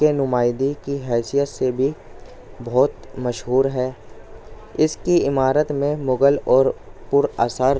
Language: Urdu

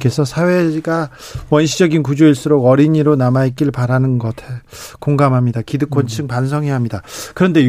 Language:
Korean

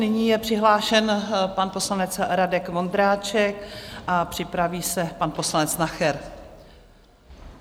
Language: Czech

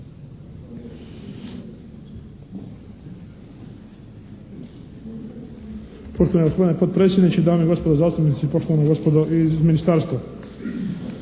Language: Croatian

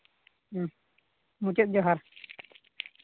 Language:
Santali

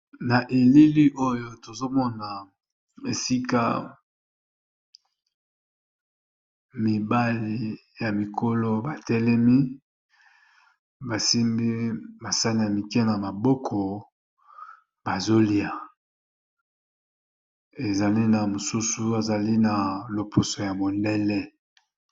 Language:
Lingala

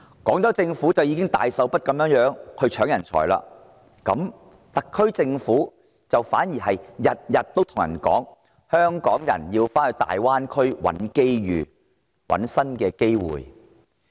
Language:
Cantonese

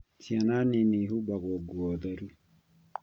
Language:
Kikuyu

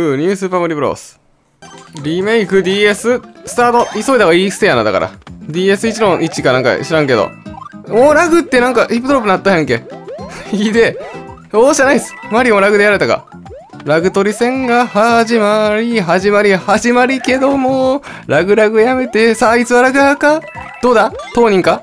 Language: Japanese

